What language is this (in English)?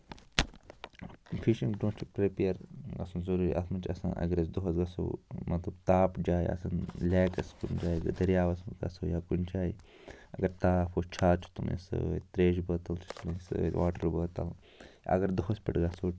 Kashmiri